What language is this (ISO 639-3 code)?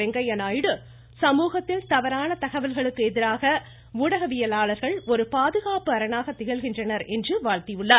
tam